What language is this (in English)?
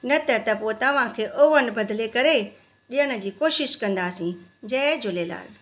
Sindhi